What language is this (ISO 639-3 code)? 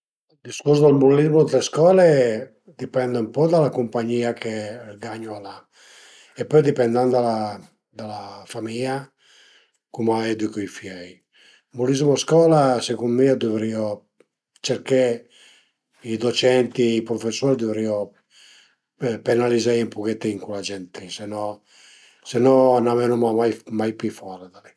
pms